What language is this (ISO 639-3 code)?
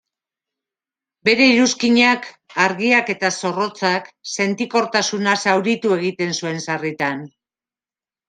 eus